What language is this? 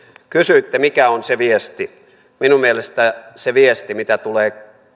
Finnish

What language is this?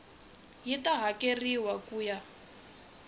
Tsonga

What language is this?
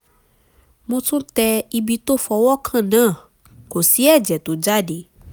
Yoruba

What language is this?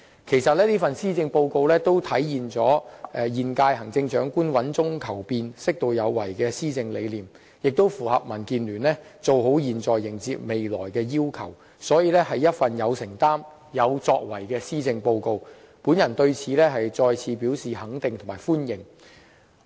Cantonese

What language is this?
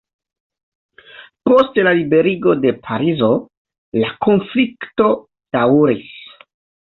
Esperanto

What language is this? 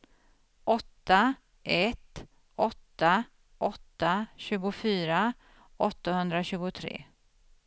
Swedish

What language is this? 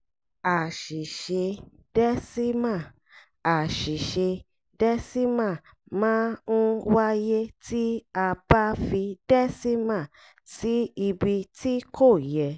Yoruba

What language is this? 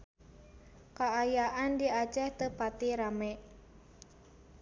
Sundanese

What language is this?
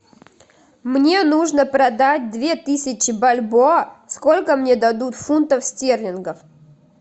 Russian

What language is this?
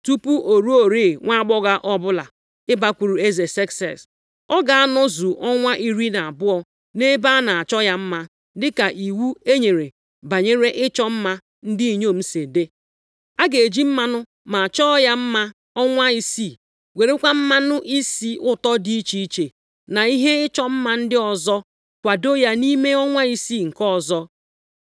Igbo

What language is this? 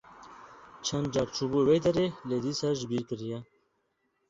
Kurdish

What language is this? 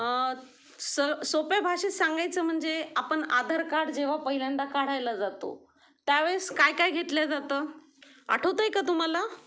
Marathi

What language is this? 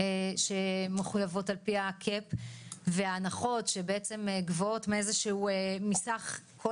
Hebrew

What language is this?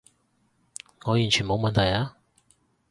Cantonese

